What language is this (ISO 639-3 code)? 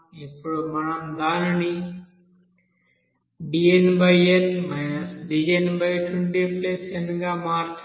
tel